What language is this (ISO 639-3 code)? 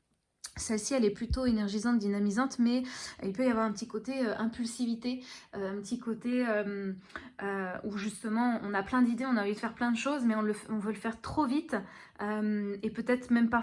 fra